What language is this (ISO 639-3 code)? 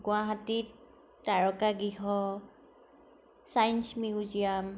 asm